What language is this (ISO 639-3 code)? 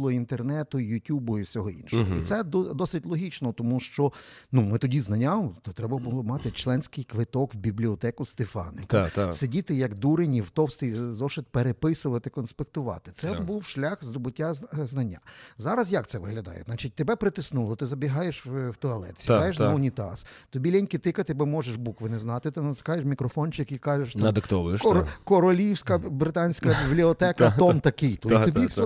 ukr